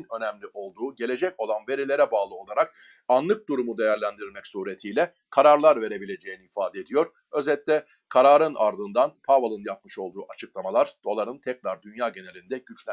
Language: Turkish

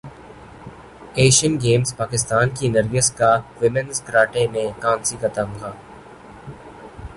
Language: Urdu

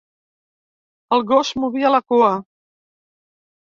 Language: Catalan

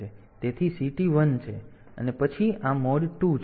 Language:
Gujarati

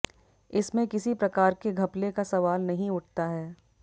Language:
Hindi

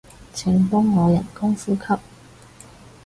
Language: Cantonese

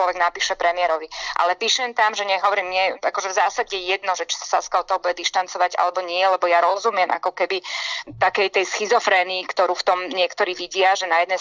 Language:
Slovak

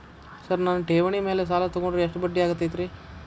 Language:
Kannada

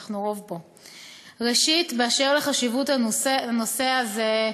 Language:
Hebrew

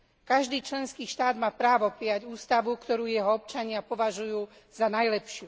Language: Slovak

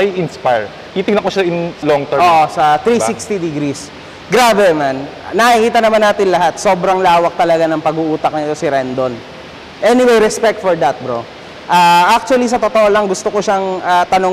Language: Filipino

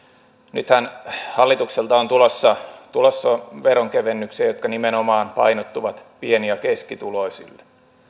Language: Finnish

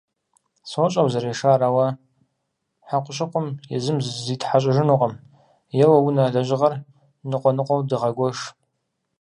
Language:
Kabardian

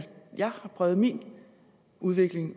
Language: Danish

